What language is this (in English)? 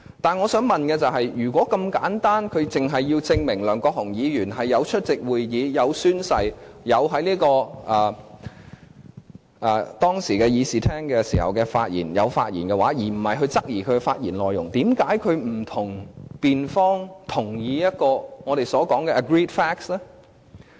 Cantonese